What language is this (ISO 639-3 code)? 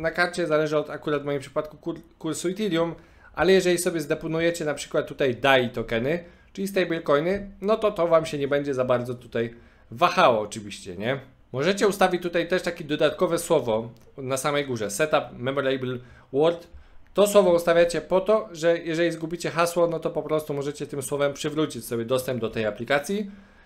pol